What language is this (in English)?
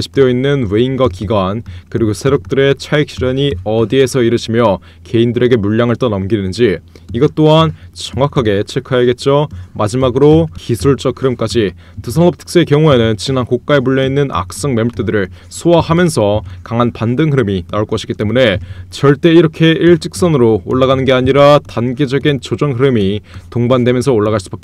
Korean